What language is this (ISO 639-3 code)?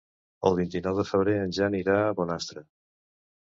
cat